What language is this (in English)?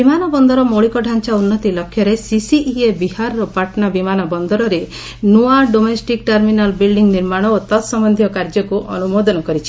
Odia